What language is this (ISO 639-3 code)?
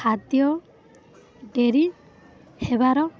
ori